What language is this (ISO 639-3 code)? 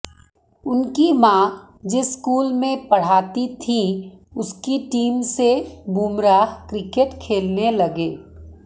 hin